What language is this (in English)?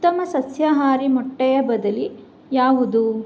Kannada